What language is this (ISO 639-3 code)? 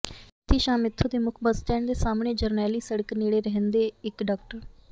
pan